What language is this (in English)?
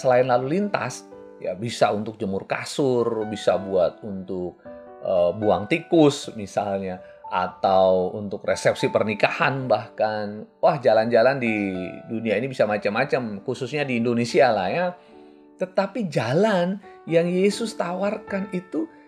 Indonesian